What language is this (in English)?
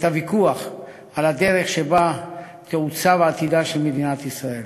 Hebrew